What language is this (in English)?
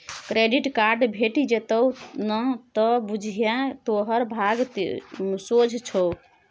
Maithili